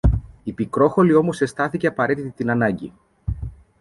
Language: Greek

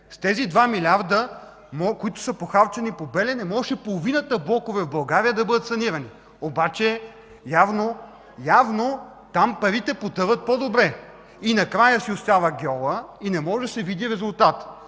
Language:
Bulgarian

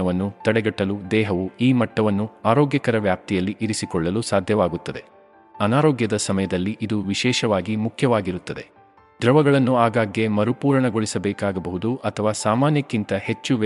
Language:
Kannada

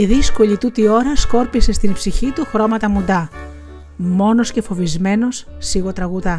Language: Greek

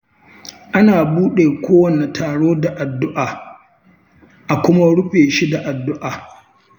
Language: Hausa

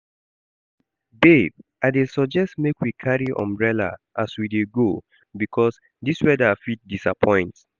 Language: Nigerian Pidgin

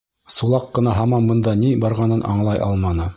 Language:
Bashkir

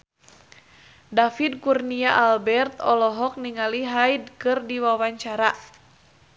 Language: Sundanese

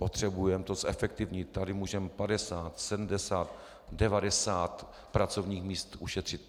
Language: Czech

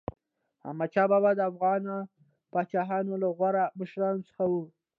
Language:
Pashto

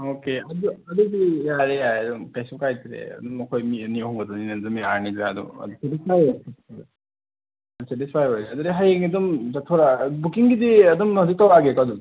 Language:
Manipuri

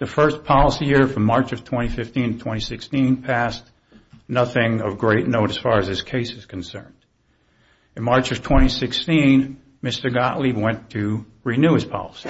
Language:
English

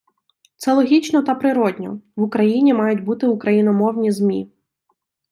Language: Ukrainian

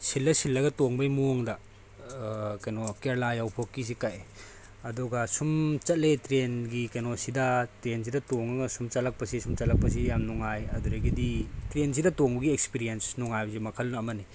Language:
Manipuri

